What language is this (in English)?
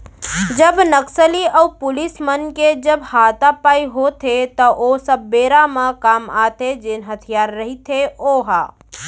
Chhattisgarhi